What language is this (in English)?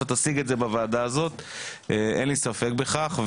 Hebrew